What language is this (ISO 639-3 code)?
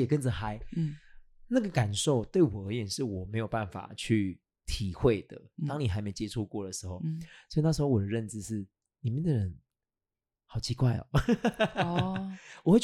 zho